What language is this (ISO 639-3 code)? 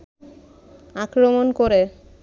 ben